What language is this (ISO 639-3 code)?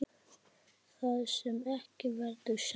isl